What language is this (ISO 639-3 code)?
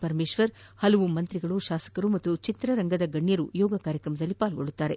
kan